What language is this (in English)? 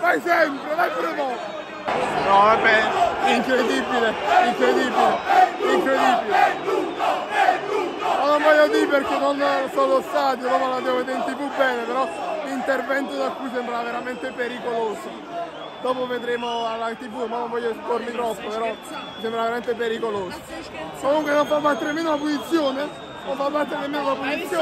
Italian